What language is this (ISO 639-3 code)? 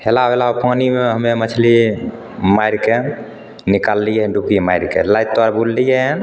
mai